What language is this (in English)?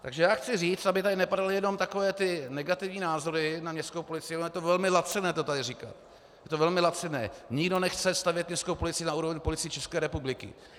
Czech